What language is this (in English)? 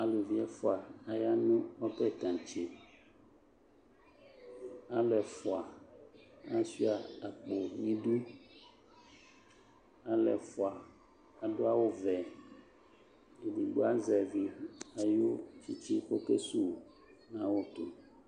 Ikposo